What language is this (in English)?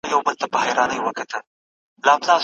Pashto